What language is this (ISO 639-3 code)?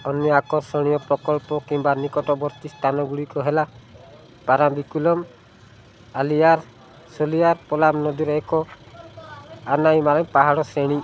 ori